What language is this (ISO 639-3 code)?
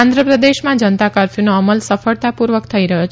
guj